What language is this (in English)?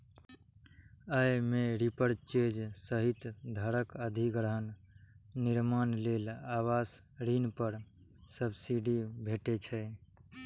Maithili